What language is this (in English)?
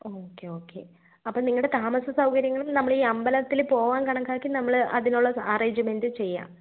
Malayalam